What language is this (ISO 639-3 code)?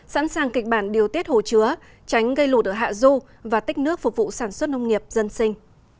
vie